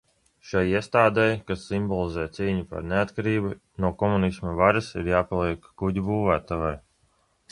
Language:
Latvian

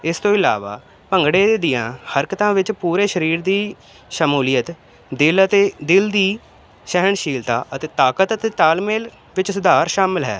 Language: Punjabi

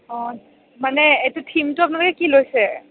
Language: Assamese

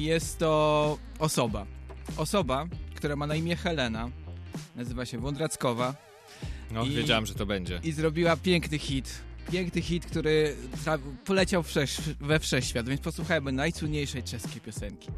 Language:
Polish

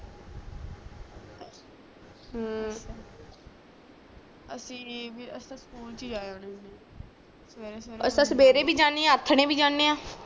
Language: Punjabi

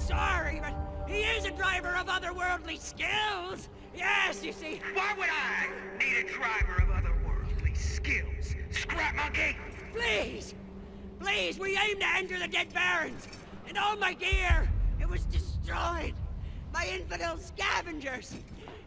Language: Polish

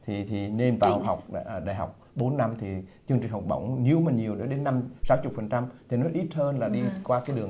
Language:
Vietnamese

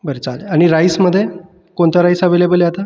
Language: Marathi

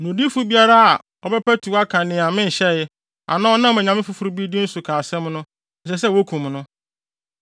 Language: Akan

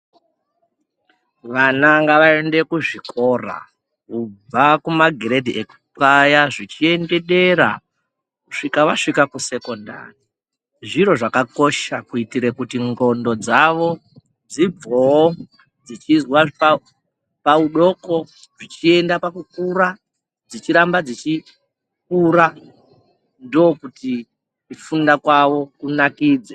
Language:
Ndau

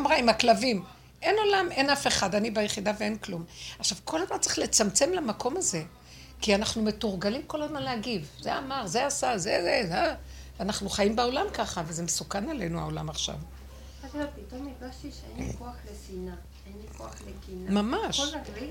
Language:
Hebrew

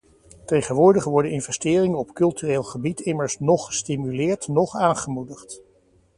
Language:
Dutch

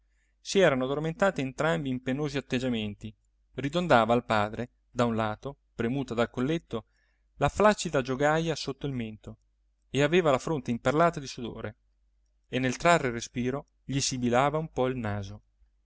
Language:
Italian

